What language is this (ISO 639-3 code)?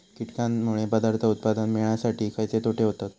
mar